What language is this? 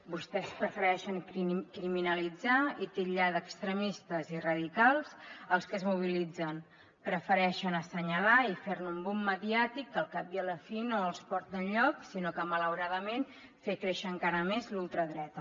Catalan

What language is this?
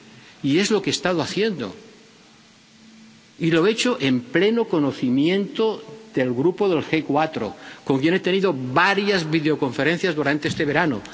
Spanish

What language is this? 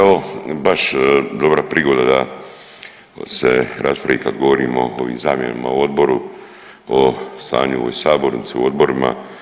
Croatian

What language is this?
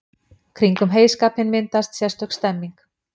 Icelandic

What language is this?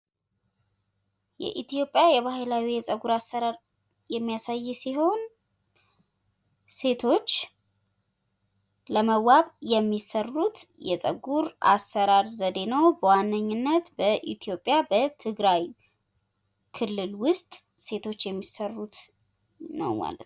Amharic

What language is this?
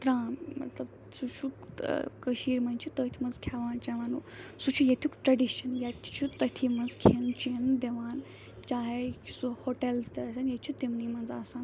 Kashmiri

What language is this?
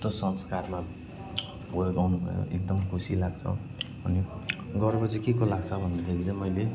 Nepali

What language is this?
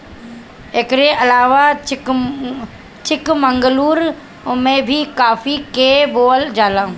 Bhojpuri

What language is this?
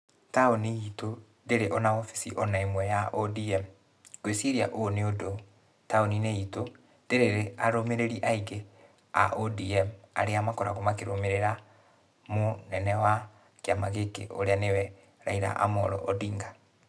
Kikuyu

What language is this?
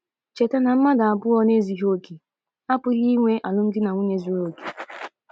Igbo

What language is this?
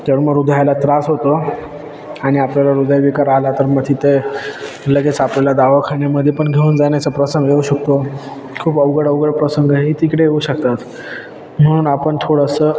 Marathi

